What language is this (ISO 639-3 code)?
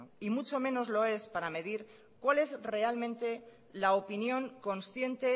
spa